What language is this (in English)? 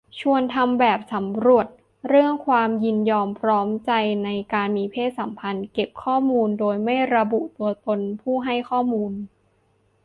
Thai